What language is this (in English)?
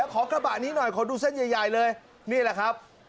Thai